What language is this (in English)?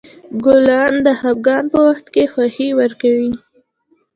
Pashto